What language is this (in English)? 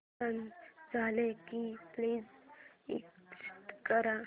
Marathi